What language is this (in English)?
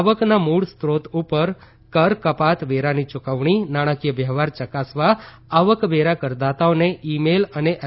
Gujarati